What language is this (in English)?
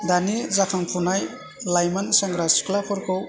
Bodo